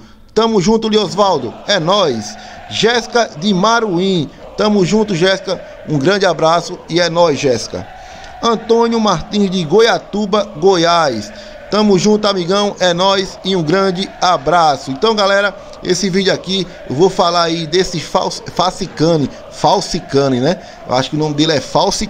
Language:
Portuguese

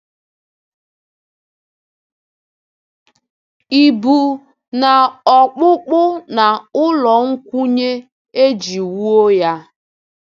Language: Igbo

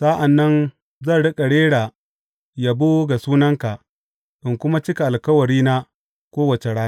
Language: Hausa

